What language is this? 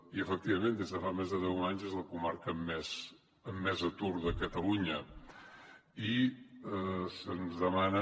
Catalan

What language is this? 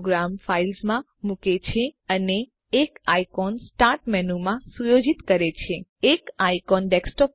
Gujarati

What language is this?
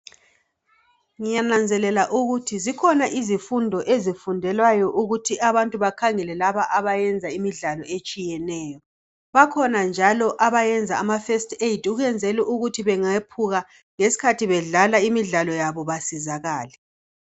North Ndebele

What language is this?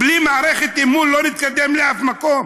Hebrew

